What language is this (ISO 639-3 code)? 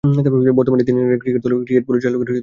ben